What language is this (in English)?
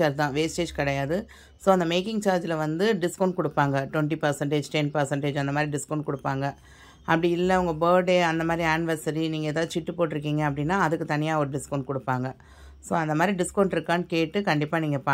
Tamil